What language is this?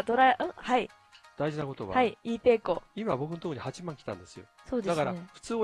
Japanese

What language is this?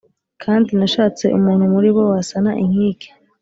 Kinyarwanda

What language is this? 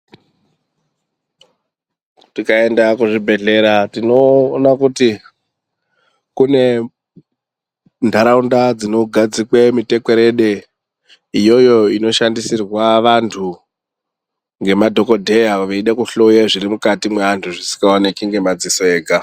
Ndau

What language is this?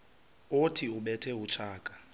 Xhosa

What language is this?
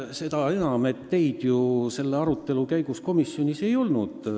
Estonian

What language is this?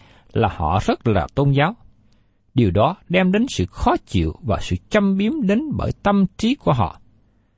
Vietnamese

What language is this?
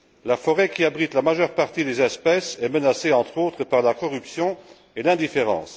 French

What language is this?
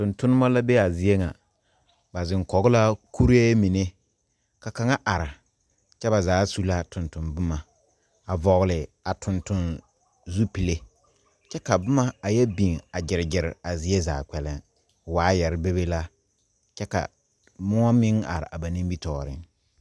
Southern Dagaare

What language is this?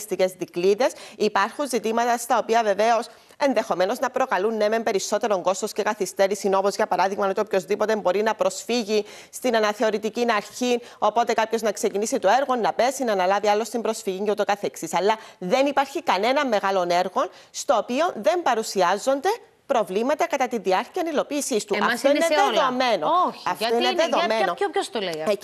Greek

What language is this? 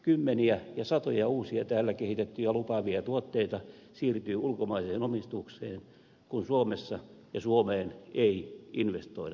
Finnish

